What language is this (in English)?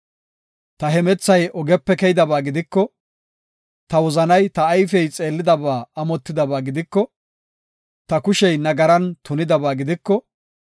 Gofa